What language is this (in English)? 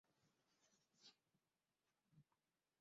Esperanto